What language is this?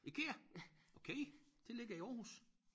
Danish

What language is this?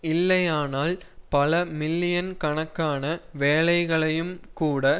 Tamil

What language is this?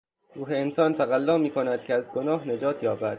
Persian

